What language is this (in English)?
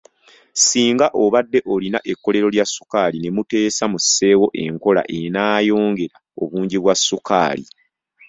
Ganda